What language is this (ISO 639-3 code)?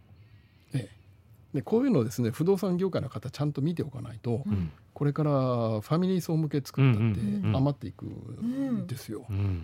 jpn